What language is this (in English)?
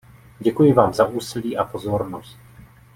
Czech